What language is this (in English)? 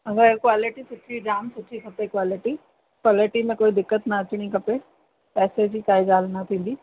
Sindhi